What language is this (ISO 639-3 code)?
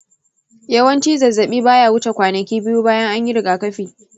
hau